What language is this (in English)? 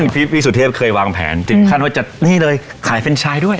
Thai